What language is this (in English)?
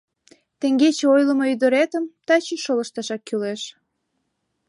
Mari